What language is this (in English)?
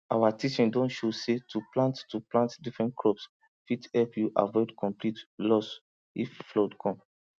Nigerian Pidgin